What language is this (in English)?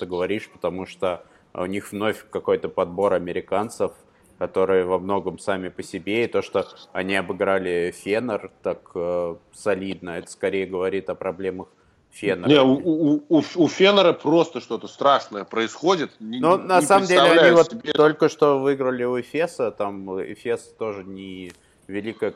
Russian